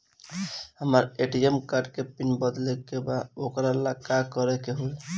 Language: Bhojpuri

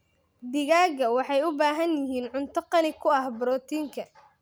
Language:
Somali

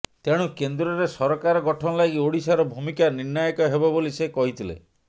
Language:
Odia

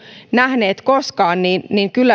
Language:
Finnish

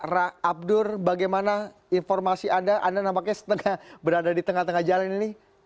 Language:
Indonesian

